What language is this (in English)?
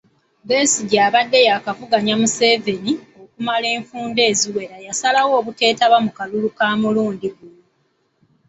Ganda